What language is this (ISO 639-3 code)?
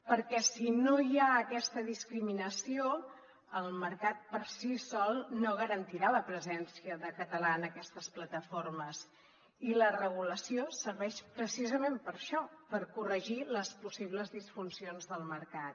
cat